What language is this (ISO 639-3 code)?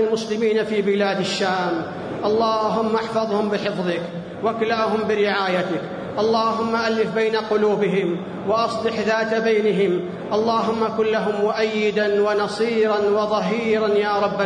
ara